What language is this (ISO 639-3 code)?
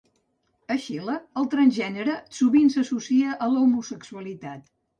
cat